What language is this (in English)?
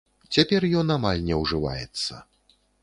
Belarusian